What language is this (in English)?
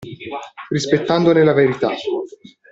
Italian